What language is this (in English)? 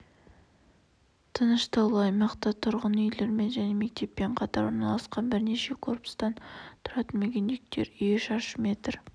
Kazakh